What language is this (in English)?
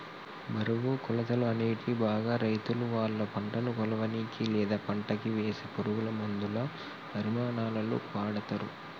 Telugu